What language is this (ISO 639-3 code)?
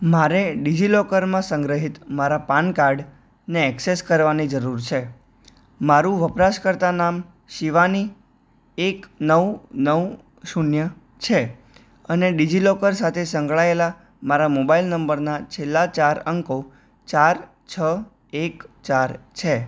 guj